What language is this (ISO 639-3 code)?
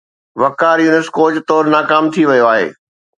snd